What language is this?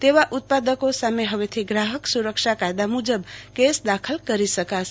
Gujarati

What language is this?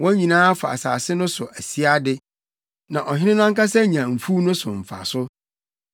Akan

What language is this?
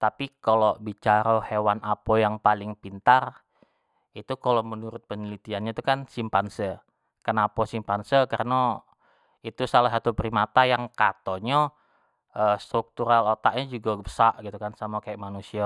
Jambi Malay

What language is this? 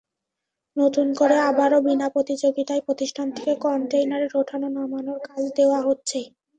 Bangla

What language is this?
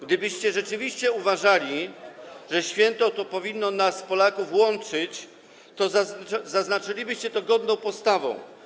Polish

